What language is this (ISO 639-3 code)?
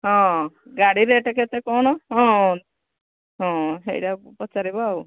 ori